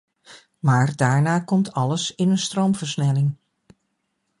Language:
Dutch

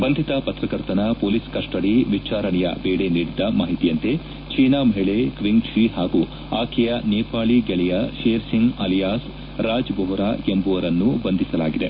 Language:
Kannada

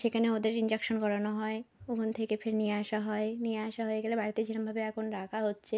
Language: Bangla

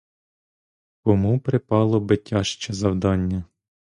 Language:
Ukrainian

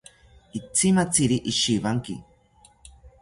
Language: South Ucayali Ashéninka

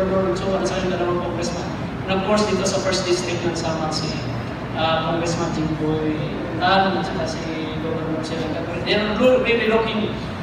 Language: Filipino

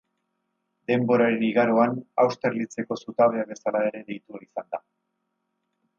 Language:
Basque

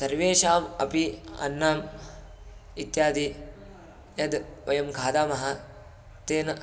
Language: Sanskrit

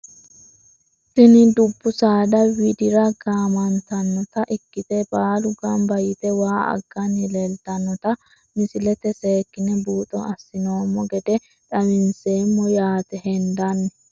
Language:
Sidamo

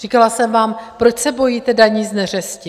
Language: Czech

